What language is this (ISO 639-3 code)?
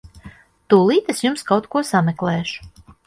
lav